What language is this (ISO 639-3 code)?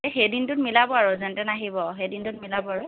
asm